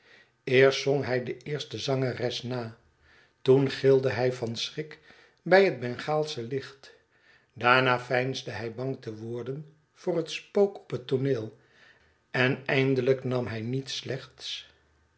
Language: Dutch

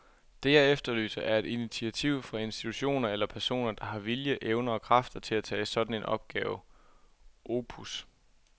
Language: Danish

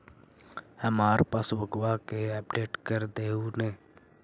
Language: Magahi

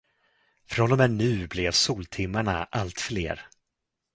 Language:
Swedish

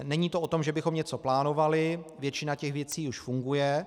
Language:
Czech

